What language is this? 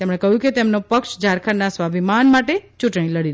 Gujarati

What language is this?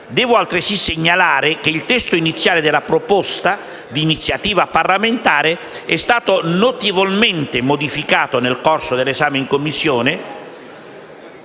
Italian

